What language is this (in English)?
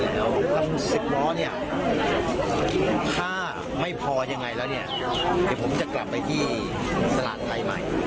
Thai